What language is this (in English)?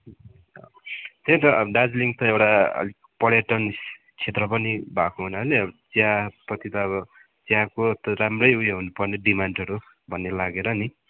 Nepali